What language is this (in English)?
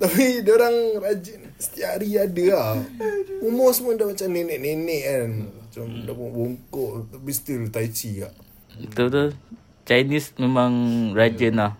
Malay